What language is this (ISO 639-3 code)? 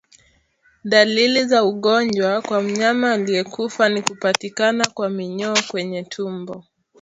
swa